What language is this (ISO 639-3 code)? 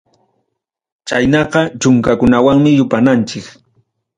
quy